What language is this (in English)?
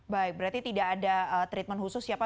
Indonesian